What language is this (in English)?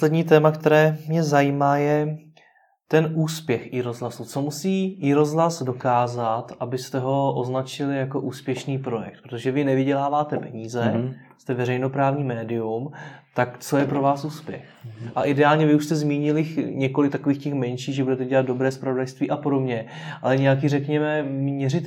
Czech